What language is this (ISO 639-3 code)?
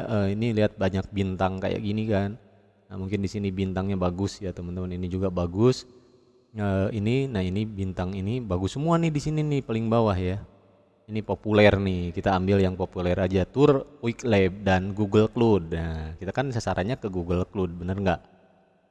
ind